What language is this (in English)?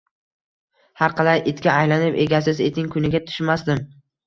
Uzbek